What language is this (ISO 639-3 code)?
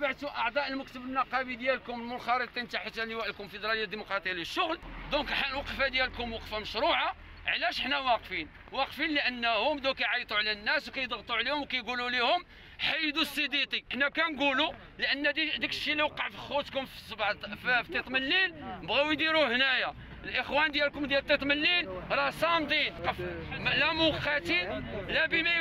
ara